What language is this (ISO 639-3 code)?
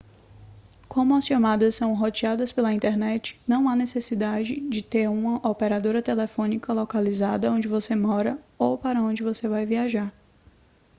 por